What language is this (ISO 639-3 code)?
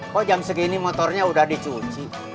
ind